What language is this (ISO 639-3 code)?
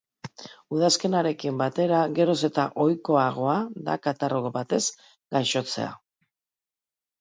eus